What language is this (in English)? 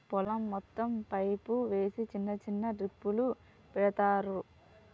Telugu